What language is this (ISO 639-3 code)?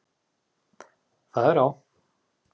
isl